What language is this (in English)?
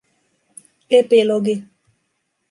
Finnish